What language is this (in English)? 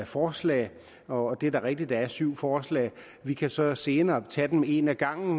Danish